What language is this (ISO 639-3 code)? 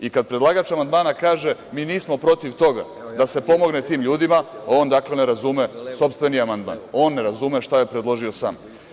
srp